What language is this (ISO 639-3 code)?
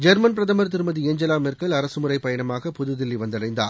tam